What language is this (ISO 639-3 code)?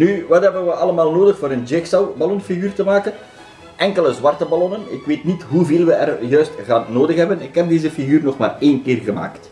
nld